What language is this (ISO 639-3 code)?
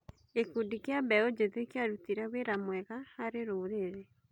kik